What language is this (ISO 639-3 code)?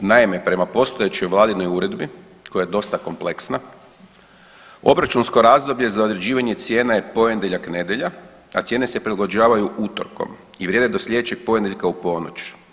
hrv